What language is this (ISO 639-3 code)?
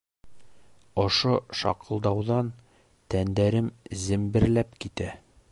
bak